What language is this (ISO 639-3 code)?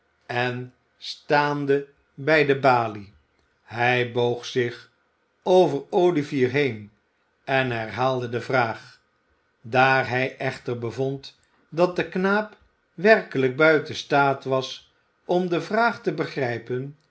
nld